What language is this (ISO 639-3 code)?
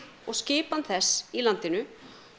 isl